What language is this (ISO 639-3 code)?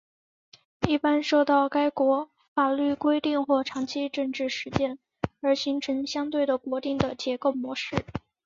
zho